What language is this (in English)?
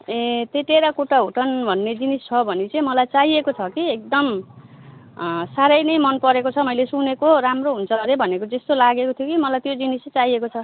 Nepali